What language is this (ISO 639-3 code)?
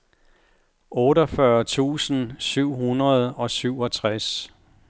dan